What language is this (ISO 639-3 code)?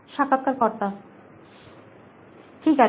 ben